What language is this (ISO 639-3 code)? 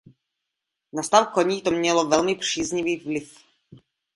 ces